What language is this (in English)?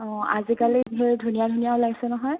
Assamese